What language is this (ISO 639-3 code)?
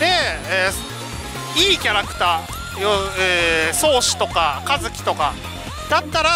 jpn